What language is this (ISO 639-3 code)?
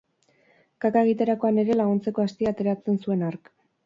eus